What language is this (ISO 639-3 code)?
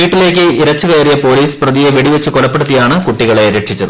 mal